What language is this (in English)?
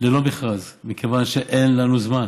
Hebrew